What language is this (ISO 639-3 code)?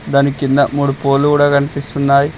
tel